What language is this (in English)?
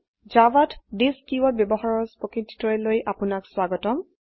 Assamese